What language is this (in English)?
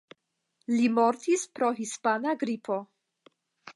Esperanto